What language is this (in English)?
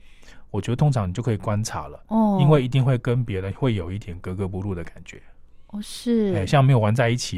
Chinese